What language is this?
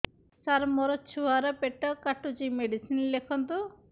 Odia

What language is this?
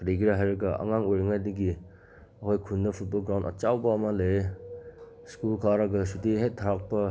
Manipuri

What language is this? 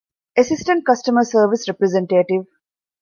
Divehi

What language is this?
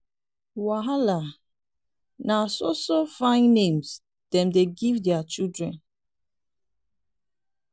Nigerian Pidgin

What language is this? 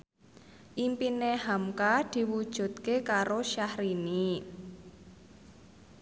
Javanese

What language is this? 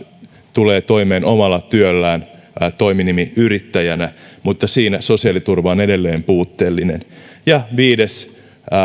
Finnish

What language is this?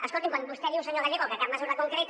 Catalan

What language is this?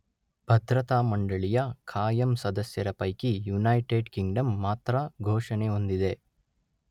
Kannada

